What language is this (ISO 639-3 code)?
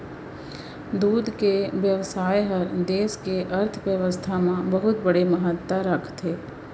hne